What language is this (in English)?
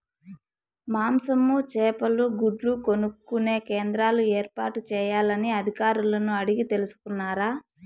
Telugu